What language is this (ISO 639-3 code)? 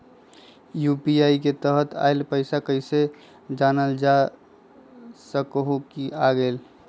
mag